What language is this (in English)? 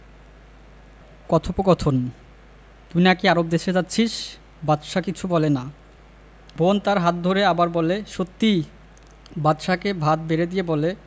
Bangla